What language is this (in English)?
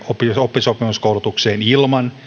Finnish